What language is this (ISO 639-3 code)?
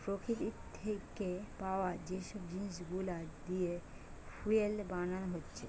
ben